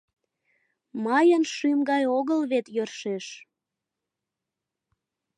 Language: Mari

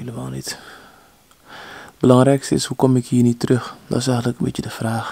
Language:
Dutch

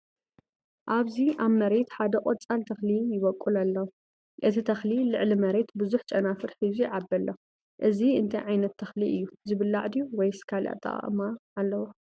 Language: Tigrinya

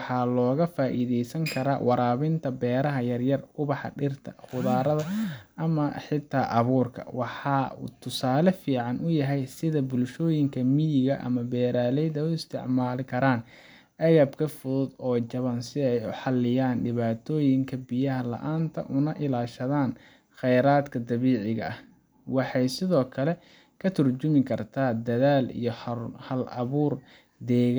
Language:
Somali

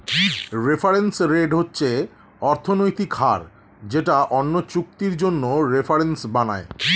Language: Bangla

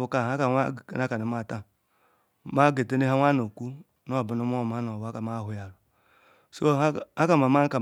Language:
Ikwere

